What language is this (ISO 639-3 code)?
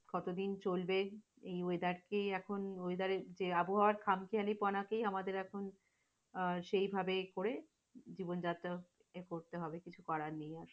ben